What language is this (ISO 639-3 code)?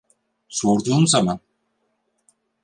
tur